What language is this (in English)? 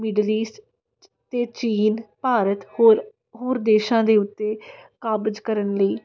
Punjabi